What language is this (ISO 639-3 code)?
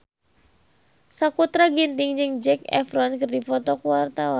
sun